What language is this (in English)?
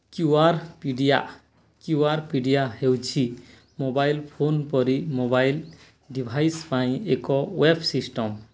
Odia